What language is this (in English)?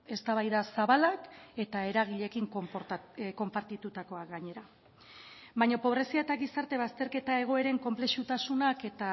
Basque